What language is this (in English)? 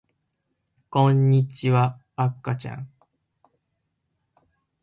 Japanese